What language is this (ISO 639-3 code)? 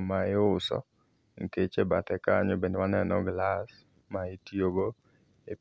luo